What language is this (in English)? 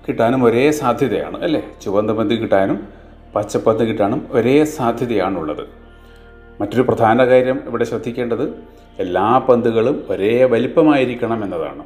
Malayalam